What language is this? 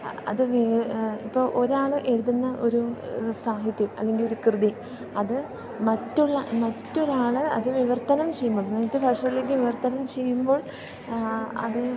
Malayalam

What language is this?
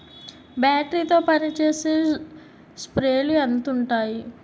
Telugu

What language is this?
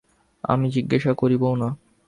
Bangla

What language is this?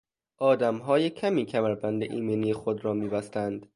Persian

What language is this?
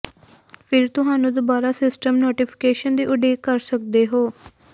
Punjabi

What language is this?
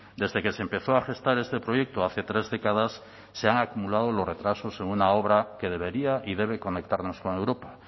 Spanish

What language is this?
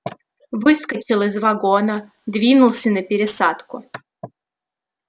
Russian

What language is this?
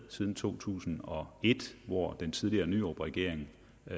Danish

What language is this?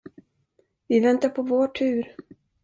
Swedish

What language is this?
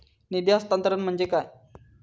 Marathi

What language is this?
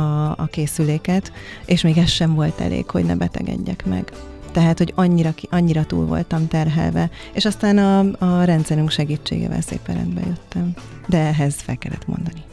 Hungarian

